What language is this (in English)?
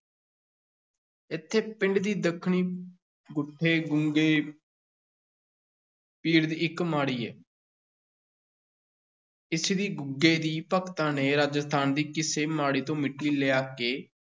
Punjabi